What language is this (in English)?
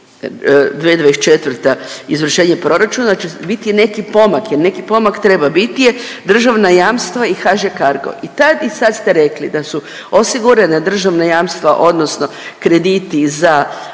Croatian